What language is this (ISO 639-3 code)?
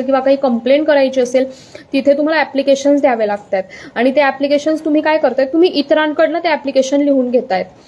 hin